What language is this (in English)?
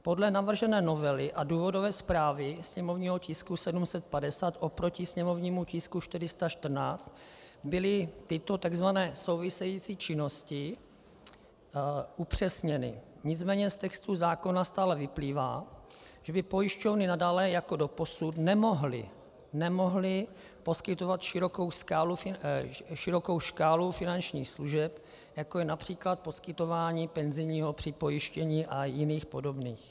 Czech